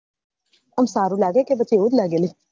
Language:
Gujarati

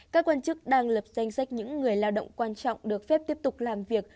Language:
Vietnamese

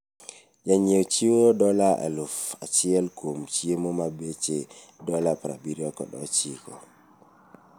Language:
Luo (Kenya and Tanzania)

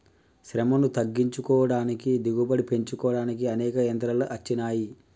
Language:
Telugu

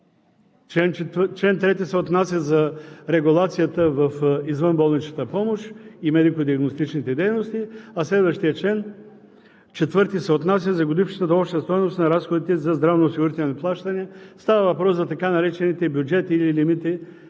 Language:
Bulgarian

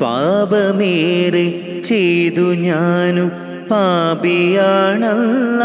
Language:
Malayalam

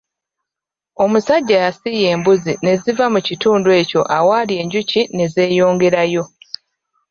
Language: Ganda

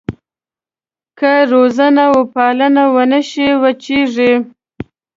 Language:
Pashto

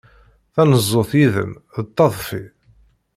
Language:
Kabyle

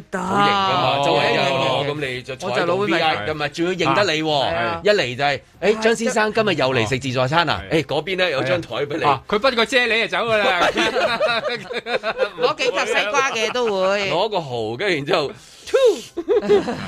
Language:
Chinese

